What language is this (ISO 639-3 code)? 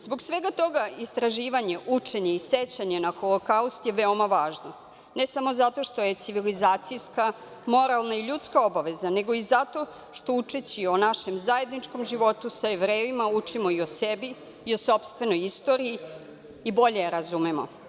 srp